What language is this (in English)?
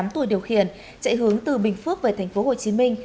Vietnamese